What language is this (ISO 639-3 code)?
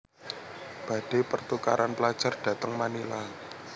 jav